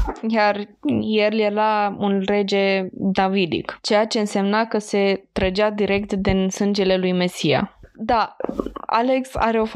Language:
Romanian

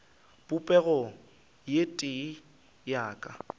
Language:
Northern Sotho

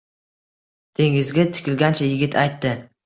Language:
Uzbek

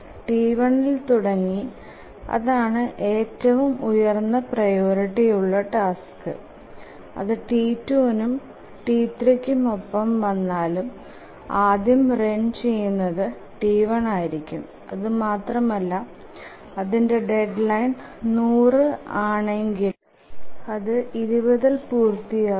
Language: Malayalam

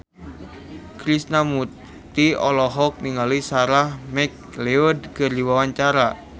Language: Sundanese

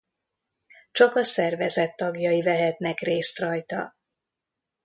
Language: Hungarian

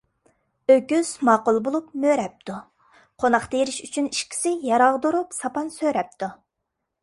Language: Uyghur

